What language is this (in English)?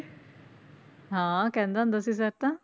Punjabi